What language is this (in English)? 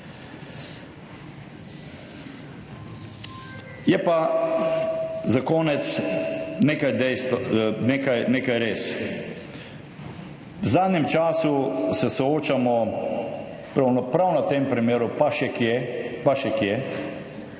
Slovenian